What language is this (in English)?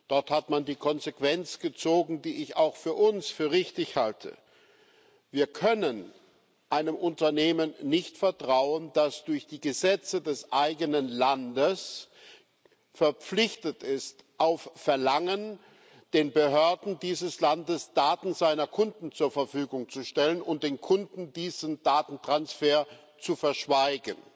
German